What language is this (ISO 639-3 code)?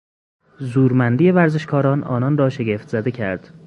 fas